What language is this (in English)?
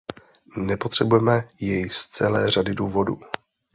Czech